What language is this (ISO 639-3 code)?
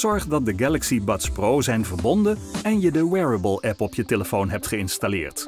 nld